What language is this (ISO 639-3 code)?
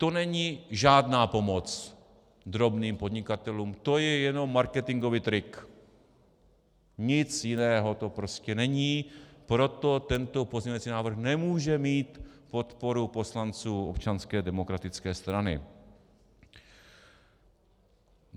ces